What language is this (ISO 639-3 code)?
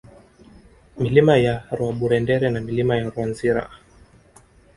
swa